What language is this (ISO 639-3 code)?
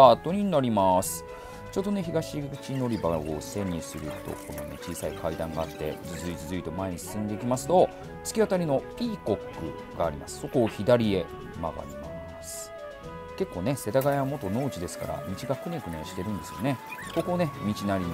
jpn